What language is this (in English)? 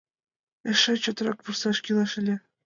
Mari